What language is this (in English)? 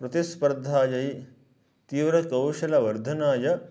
Sanskrit